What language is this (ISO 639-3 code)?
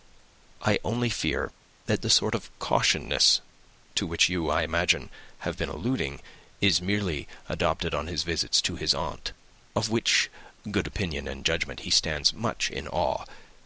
eng